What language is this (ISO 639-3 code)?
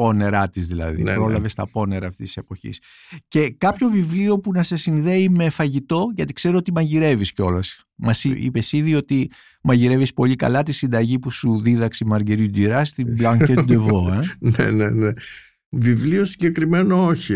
ell